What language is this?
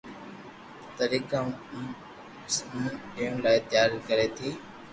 Loarki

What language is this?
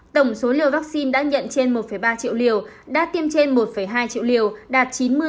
Vietnamese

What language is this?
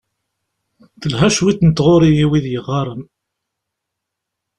Kabyle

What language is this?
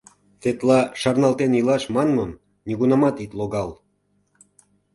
Mari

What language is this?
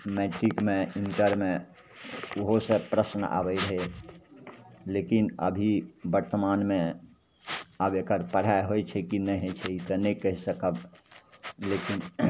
Maithili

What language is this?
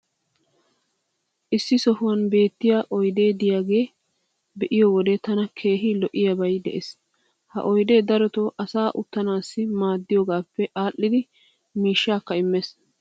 Wolaytta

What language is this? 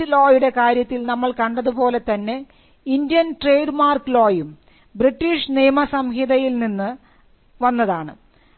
Malayalam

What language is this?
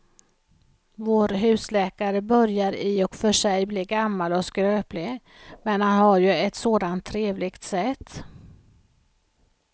Swedish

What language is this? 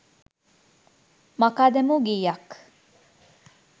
Sinhala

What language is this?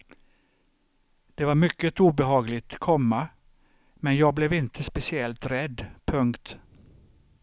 Swedish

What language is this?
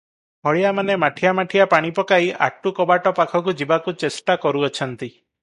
Odia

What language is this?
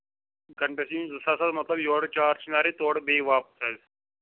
Kashmiri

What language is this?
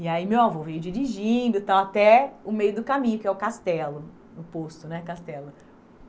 Portuguese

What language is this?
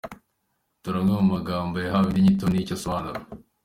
Kinyarwanda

